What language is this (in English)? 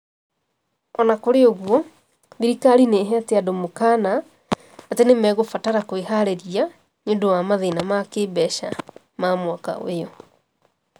Kikuyu